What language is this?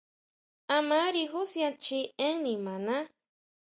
Huautla Mazatec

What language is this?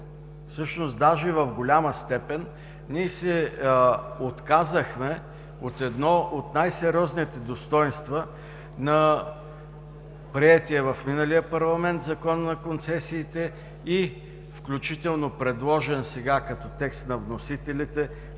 Bulgarian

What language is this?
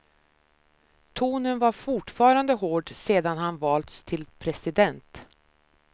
Swedish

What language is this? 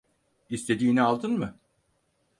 Turkish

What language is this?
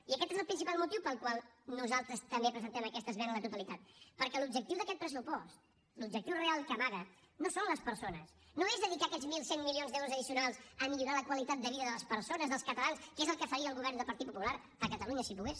Catalan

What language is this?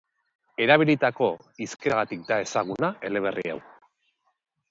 Basque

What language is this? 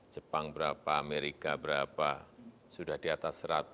Indonesian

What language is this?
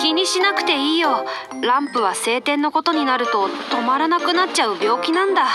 Japanese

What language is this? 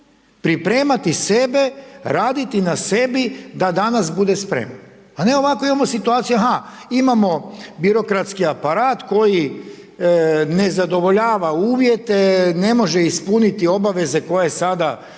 Croatian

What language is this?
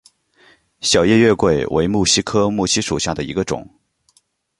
Chinese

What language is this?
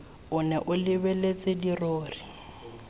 Tswana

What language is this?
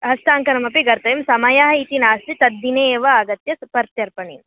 Sanskrit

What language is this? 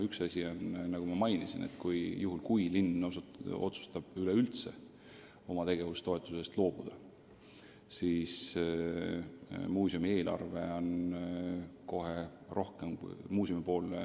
Estonian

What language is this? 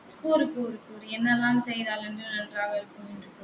Tamil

